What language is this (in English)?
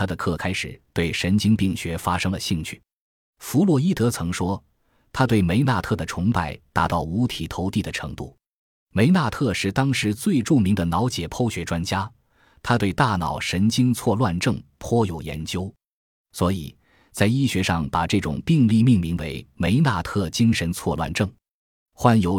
Chinese